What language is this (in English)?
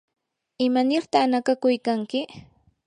Yanahuanca Pasco Quechua